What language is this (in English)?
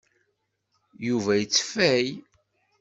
Kabyle